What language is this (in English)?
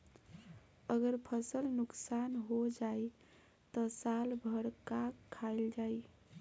Bhojpuri